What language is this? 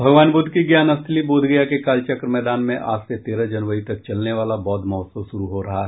Hindi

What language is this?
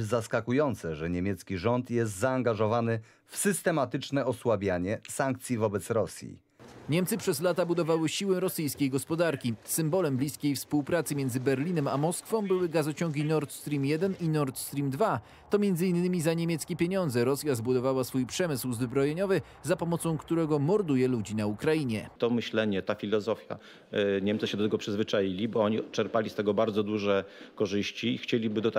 Polish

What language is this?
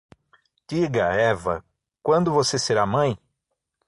Portuguese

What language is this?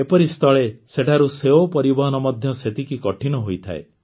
Odia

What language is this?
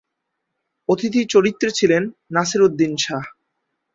Bangla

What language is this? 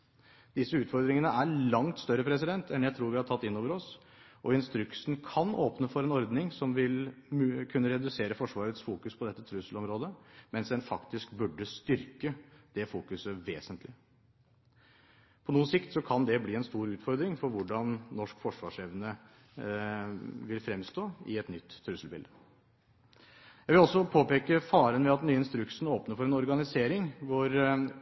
Norwegian Bokmål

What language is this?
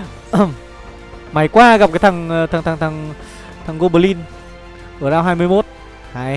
Vietnamese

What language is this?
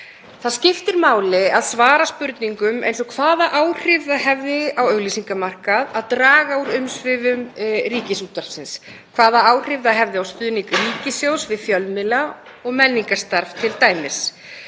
Icelandic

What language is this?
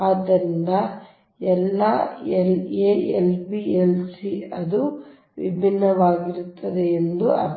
Kannada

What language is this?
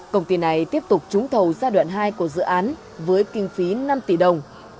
Vietnamese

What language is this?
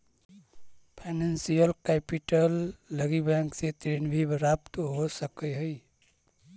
Magahi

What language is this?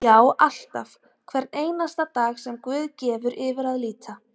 Icelandic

